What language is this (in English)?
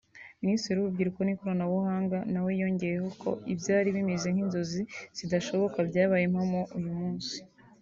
Kinyarwanda